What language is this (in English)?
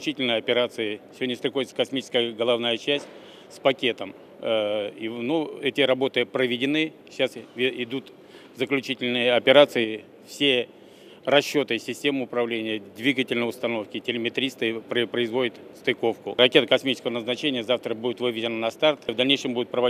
Russian